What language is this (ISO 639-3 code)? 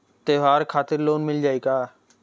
bho